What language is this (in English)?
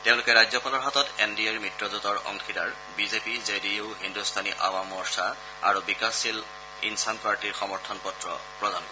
Assamese